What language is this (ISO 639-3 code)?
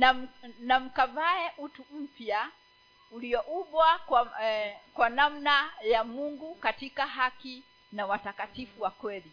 swa